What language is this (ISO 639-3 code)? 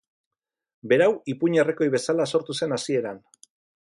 eus